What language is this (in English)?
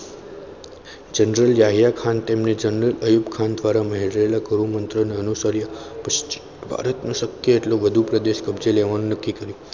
Gujarati